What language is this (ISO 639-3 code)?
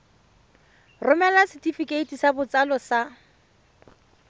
tsn